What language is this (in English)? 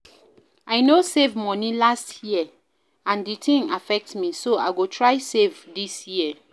Nigerian Pidgin